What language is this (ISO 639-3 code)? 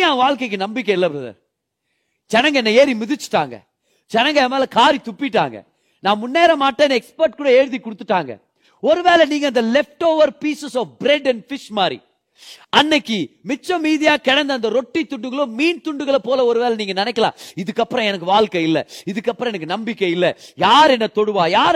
tam